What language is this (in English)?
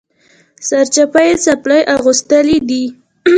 Pashto